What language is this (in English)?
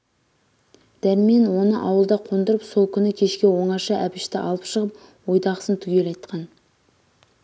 Kazakh